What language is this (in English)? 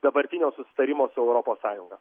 Lithuanian